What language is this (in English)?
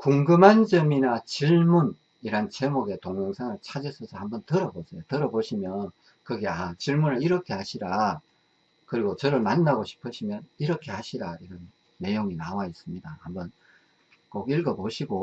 Korean